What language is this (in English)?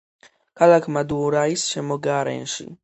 Georgian